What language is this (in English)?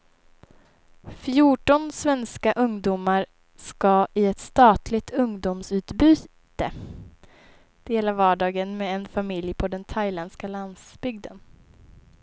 Swedish